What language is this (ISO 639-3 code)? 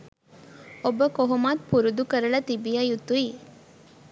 sin